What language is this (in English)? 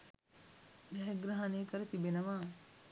Sinhala